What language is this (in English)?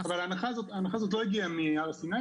Hebrew